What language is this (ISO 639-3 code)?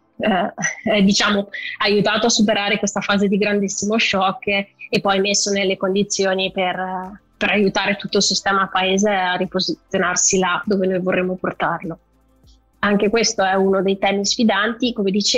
ita